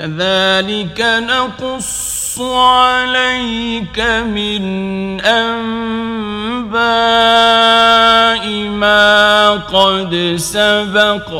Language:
Arabic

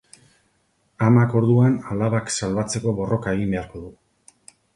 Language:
Basque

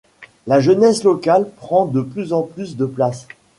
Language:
French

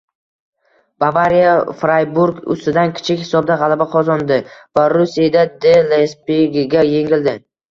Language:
Uzbek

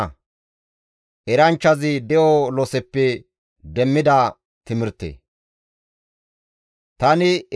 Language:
Gamo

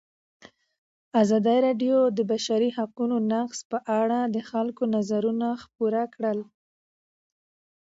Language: Pashto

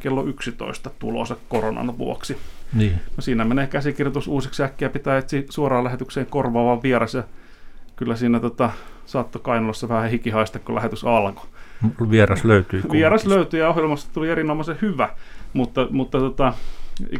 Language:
Finnish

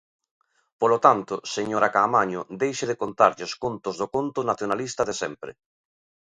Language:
Galician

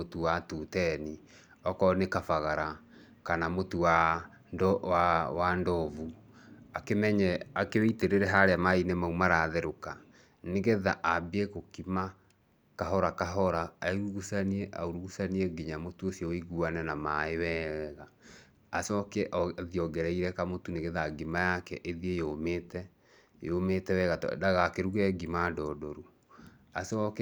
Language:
Kikuyu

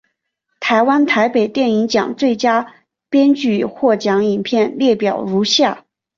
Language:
Chinese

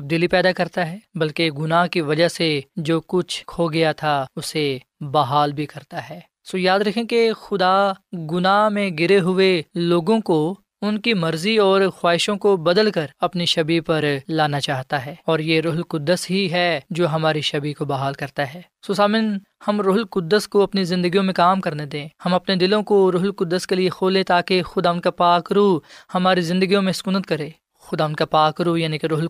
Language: Urdu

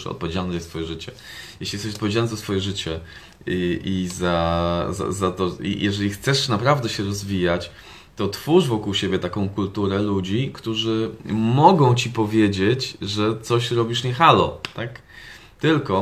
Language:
Polish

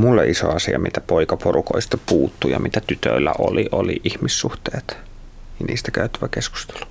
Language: Finnish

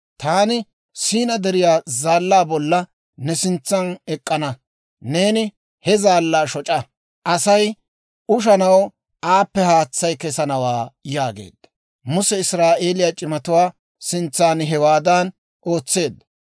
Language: Dawro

